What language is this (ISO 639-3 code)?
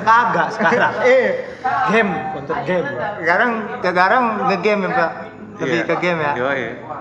ind